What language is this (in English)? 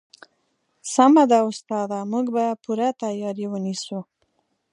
Pashto